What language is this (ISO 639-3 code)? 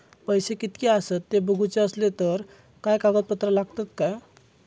mar